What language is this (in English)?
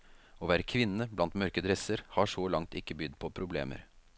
Norwegian